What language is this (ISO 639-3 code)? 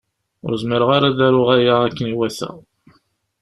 kab